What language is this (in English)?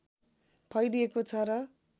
Nepali